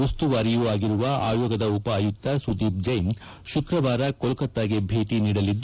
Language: Kannada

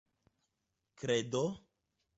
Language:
Esperanto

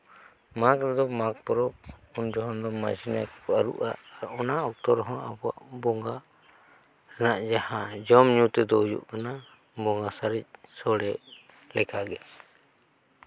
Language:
Santali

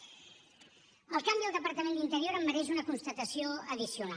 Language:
Catalan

